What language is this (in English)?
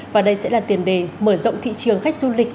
Vietnamese